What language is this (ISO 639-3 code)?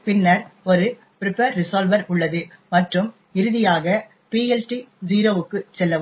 tam